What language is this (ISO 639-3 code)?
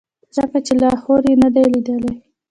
pus